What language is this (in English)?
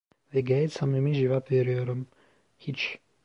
Turkish